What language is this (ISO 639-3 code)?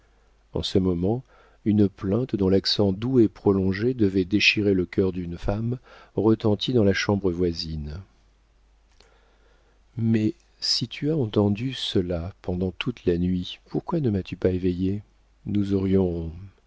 fra